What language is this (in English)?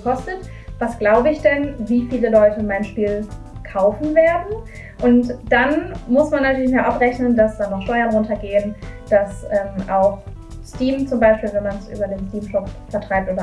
German